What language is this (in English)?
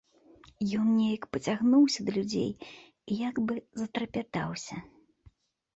Belarusian